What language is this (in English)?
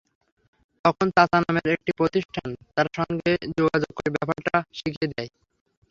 Bangla